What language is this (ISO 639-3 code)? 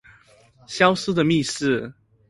zho